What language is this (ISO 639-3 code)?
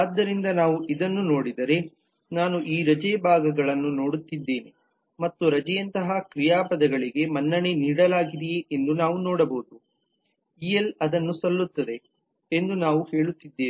kan